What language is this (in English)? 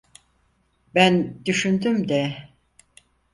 Turkish